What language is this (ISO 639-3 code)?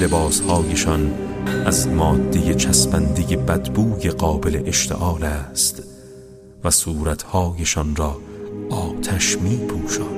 fas